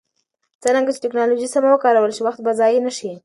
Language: Pashto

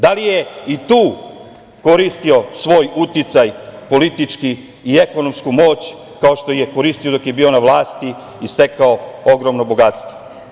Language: Serbian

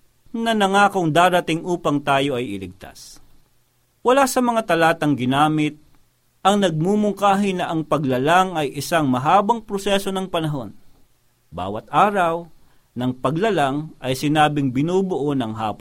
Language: Filipino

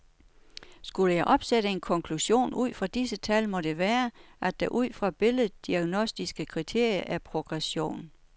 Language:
Danish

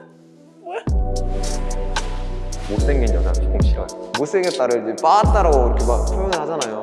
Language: Korean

